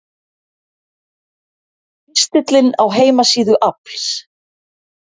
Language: Icelandic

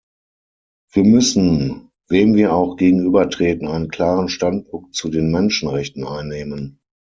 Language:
German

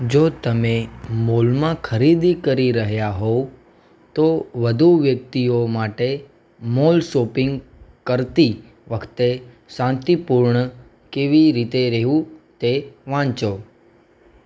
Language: Gujarati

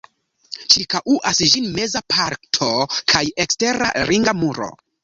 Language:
Esperanto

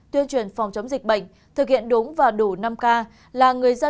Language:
Vietnamese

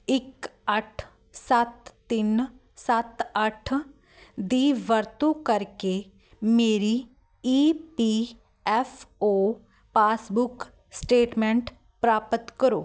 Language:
Punjabi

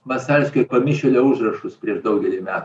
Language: Lithuanian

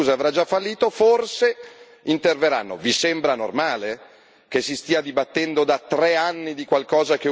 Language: Italian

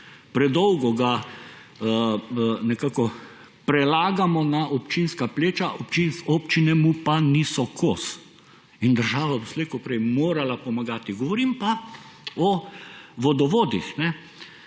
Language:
Slovenian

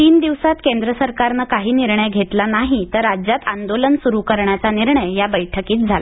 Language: Marathi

